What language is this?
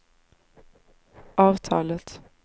Swedish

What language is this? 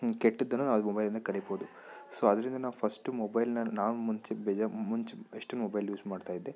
Kannada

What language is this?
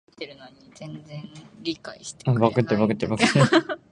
Japanese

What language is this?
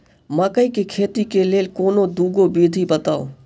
Maithili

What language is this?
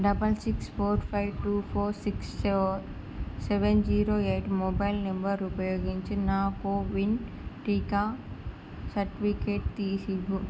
Telugu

